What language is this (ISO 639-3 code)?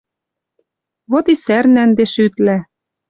mrj